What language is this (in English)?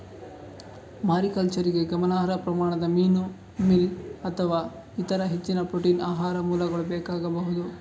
Kannada